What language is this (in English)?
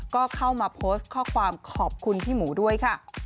Thai